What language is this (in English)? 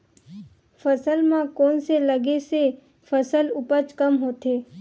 Chhattisgarhi